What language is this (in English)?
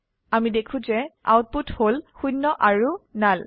Assamese